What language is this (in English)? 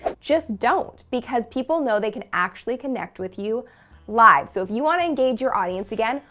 English